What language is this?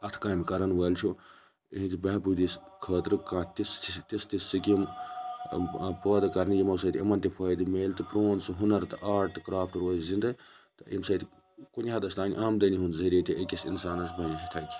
Kashmiri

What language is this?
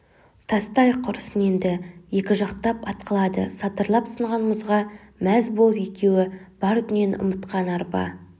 Kazakh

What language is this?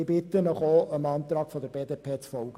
Swiss German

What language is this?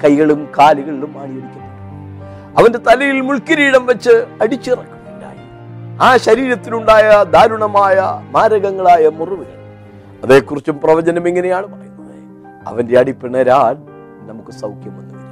Malayalam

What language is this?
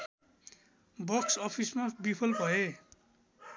Nepali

